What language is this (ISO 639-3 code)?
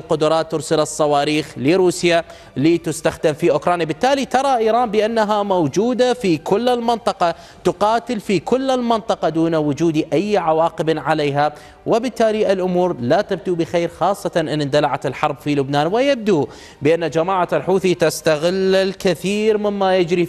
ara